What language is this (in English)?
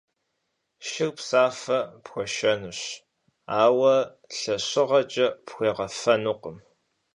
Kabardian